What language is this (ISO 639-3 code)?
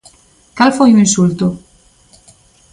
glg